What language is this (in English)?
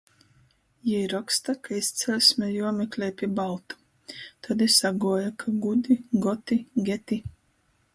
Latgalian